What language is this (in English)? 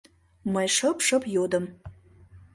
Mari